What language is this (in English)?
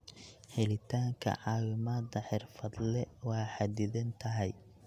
Somali